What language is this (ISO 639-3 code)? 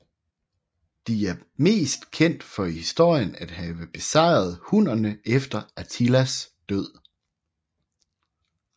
dan